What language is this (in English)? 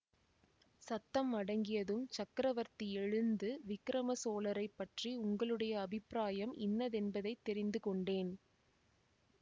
Tamil